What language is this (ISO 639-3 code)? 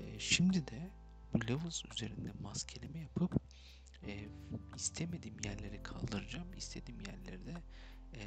tur